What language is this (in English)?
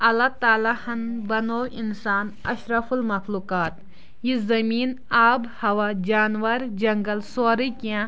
Kashmiri